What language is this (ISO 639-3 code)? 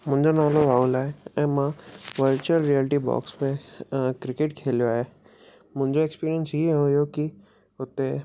snd